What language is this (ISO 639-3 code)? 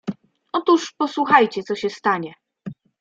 pol